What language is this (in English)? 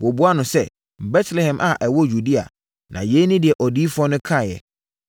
Akan